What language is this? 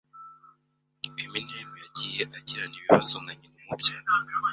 Kinyarwanda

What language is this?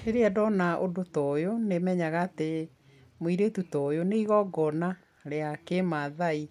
Kikuyu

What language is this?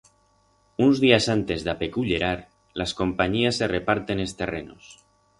Aragonese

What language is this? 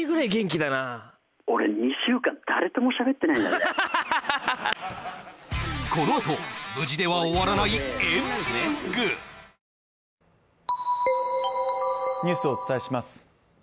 Japanese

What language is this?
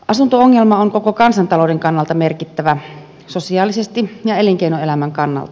Finnish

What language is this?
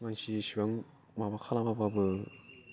Bodo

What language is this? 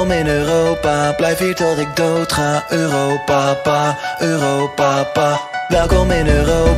Dutch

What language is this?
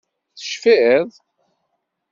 Kabyle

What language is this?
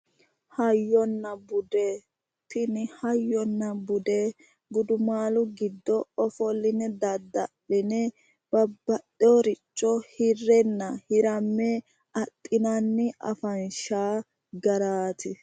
Sidamo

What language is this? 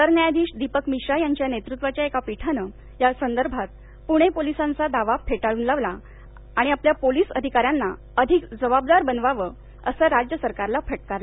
Marathi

